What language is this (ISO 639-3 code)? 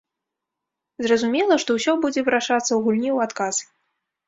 bel